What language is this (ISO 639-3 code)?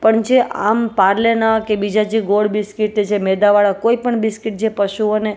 guj